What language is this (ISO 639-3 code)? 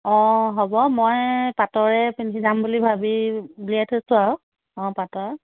asm